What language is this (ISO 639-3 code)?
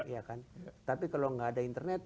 ind